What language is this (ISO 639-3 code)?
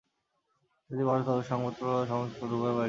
ben